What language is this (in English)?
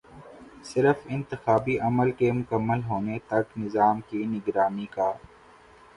Urdu